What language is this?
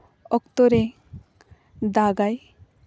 Santali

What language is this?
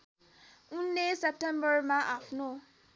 Nepali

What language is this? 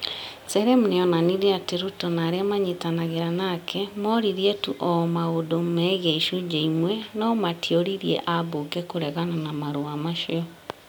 Kikuyu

